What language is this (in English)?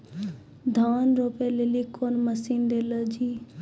Maithili